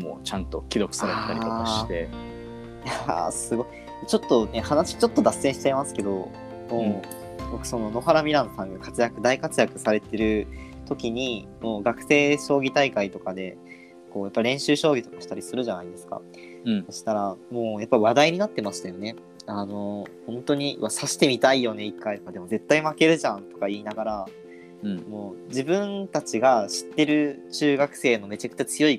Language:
Japanese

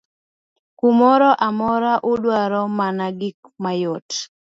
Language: Luo (Kenya and Tanzania)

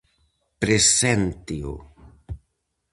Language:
Galician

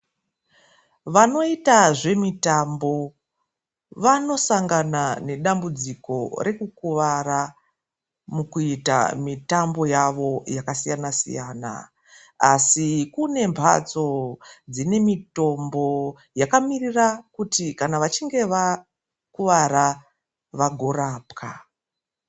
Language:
Ndau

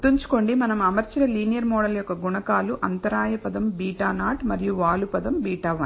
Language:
Telugu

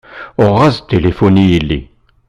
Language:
Kabyle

